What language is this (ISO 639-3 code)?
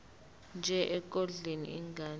zul